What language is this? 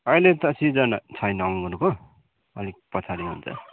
Nepali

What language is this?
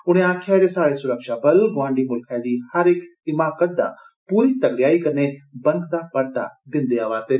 Dogri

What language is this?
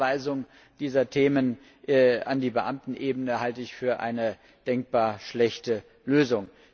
German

